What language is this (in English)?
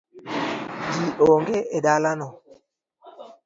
Luo (Kenya and Tanzania)